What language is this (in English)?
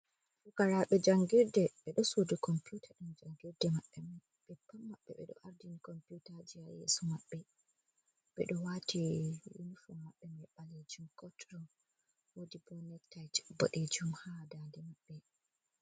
Fula